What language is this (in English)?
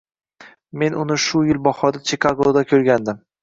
Uzbek